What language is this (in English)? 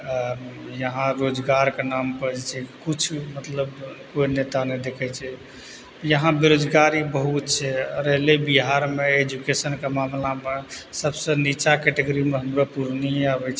Maithili